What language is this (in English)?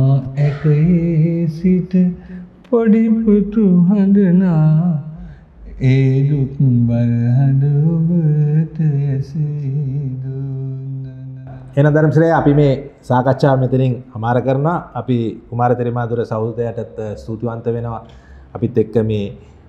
Indonesian